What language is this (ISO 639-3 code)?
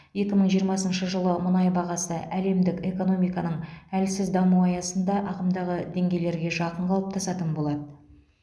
kaz